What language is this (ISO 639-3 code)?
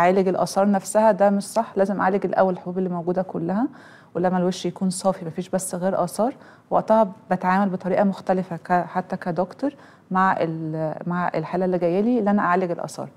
ara